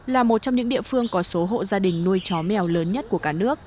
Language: Vietnamese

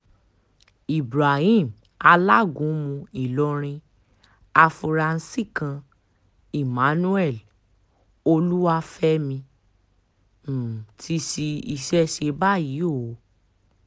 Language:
Yoruba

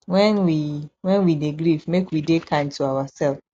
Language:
Nigerian Pidgin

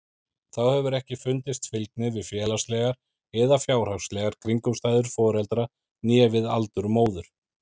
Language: Icelandic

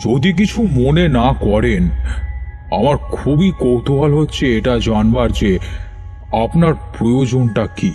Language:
Bangla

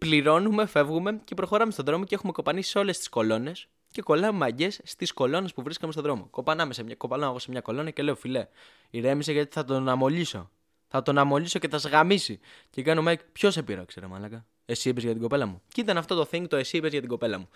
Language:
Greek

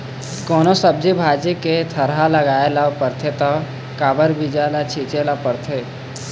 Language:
Chhattisgarhi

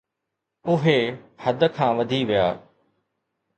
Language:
Sindhi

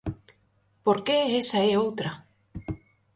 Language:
Galician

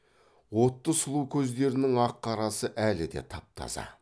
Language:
Kazakh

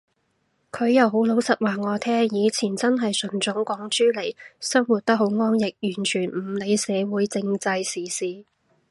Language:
Cantonese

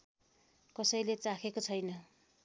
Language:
Nepali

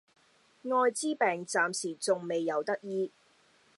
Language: Cantonese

